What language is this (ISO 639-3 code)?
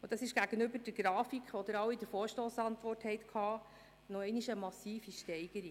gsw